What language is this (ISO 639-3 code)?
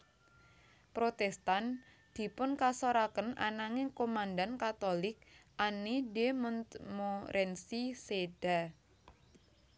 jav